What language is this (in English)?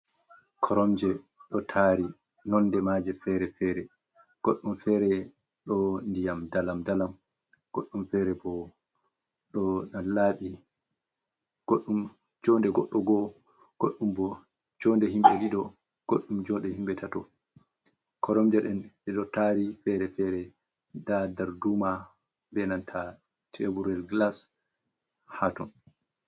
Fula